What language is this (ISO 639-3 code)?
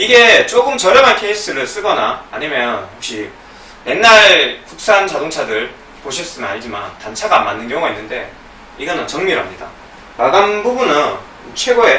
kor